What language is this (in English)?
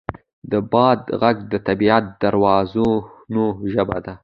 Pashto